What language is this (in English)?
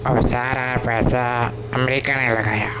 Urdu